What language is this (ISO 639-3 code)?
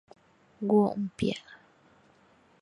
swa